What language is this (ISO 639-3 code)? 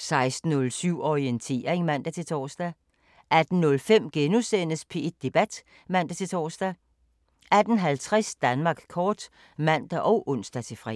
dan